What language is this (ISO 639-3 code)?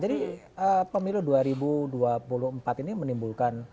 ind